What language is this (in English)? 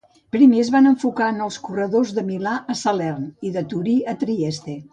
Catalan